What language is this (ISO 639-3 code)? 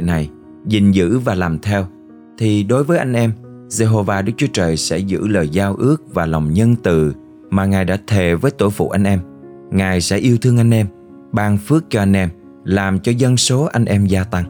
vie